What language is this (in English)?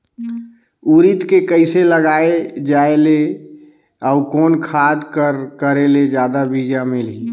Chhattisgarhi